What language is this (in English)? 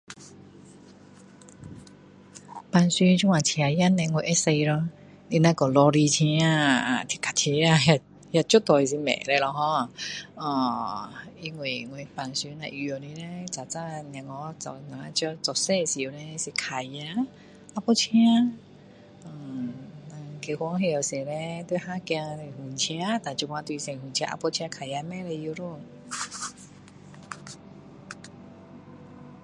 Min Dong Chinese